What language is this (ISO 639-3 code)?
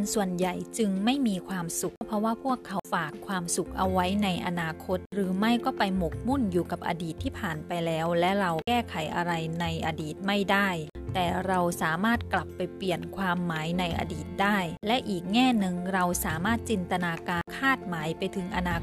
tha